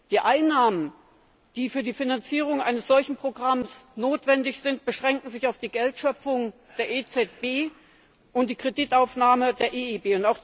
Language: German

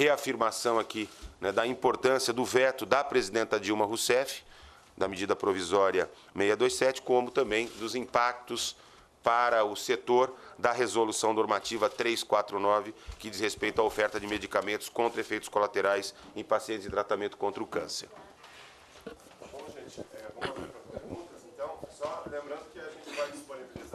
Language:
Portuguese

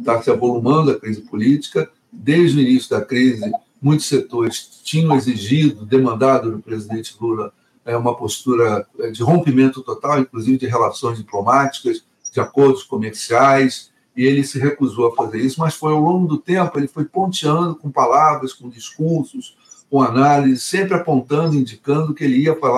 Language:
Portuguese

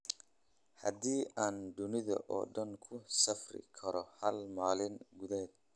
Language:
Somali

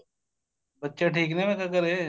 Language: Punjabi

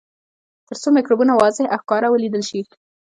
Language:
Pashto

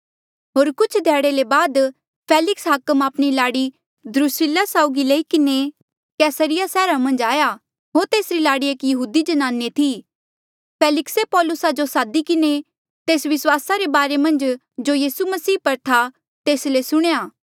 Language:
Mandeali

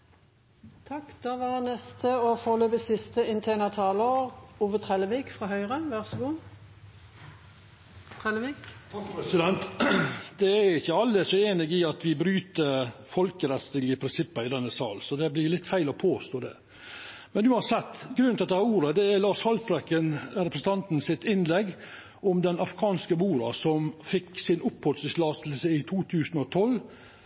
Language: Norwegian Nynorsk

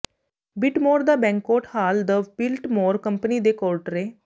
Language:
Punjabi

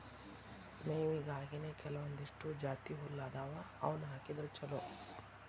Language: Kannada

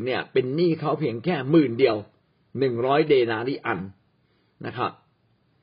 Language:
Thai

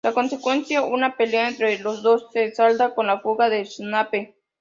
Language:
Spanish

